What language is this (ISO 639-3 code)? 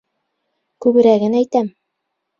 bak